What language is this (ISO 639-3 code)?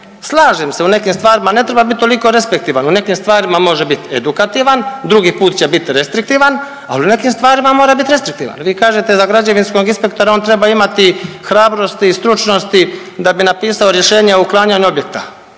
hrv